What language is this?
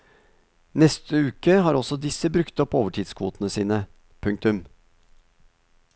Norwegian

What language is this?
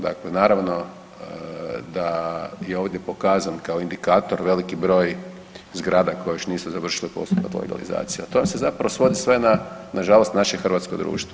Croatian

